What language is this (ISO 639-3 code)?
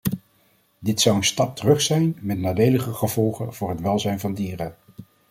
nld